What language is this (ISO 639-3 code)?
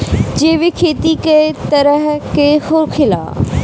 bho